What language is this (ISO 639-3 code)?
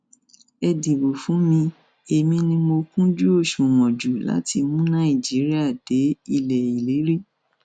yor